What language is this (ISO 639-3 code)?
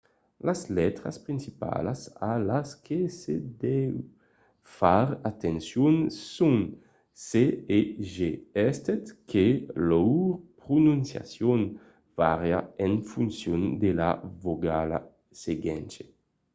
oci